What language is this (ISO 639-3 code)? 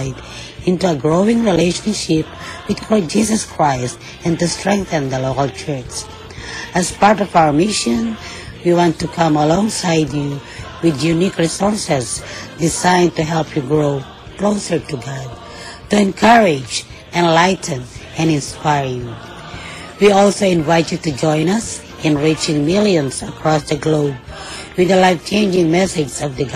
fil